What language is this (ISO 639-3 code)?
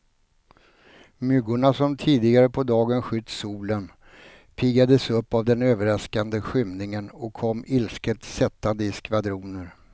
swe